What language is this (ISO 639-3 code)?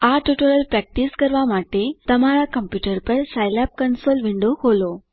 guj